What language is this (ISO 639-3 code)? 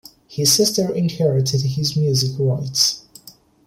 eng